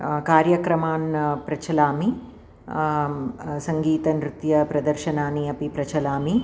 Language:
Sanskrit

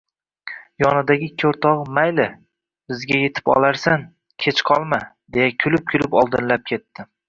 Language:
Uzbek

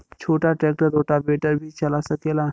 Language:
Bhojpuri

